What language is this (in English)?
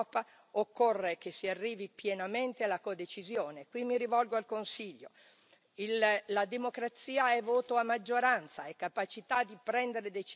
Italian